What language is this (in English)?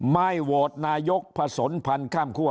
Thai